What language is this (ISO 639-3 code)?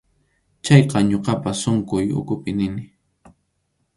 qxu